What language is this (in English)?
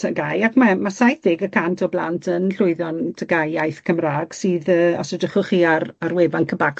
Welsh